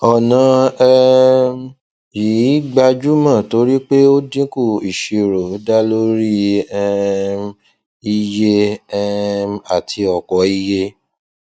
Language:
Yoruba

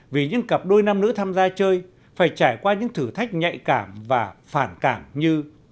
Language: Vietnamese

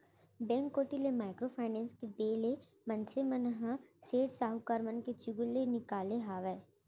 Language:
Chhattisgarhi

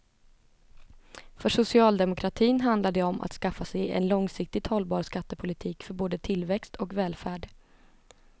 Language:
Swedish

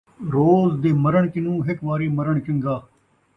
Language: Saraiki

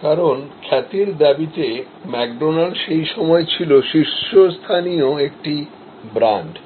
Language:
Bangla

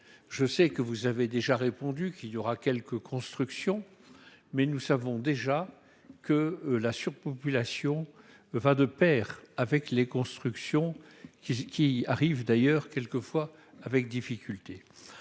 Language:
French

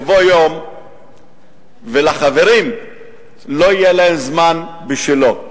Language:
Hebrew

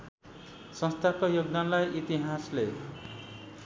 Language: Nepali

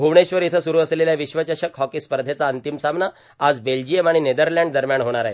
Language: Marathi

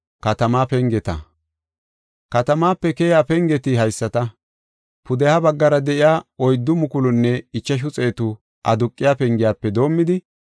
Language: Gofa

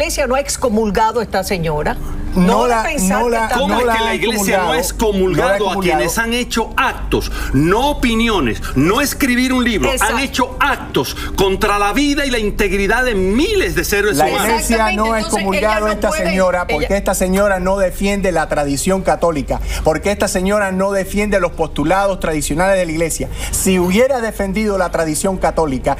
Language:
Spanish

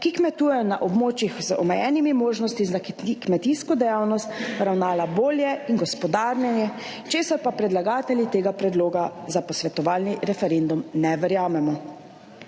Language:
Slovenian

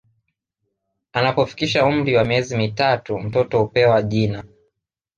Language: Swahili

